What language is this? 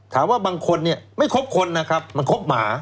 Thai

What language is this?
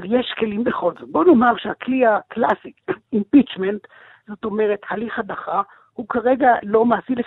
Hebrew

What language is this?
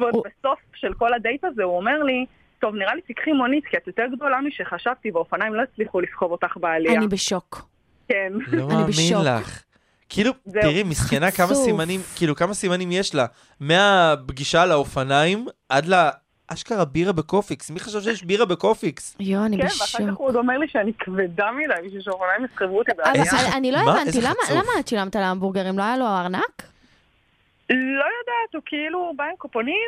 Hebrew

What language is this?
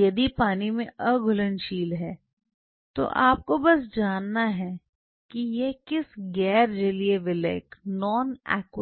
Hindi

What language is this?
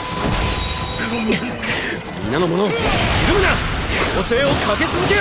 Japanese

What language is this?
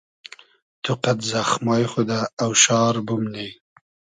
Hazaragi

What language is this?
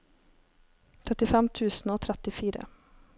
Norwegian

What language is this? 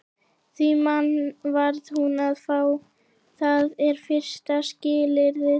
Icelandic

